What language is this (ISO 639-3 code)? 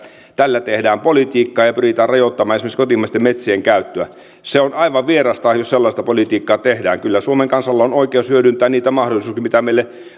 fin